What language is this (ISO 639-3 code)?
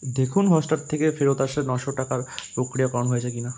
ben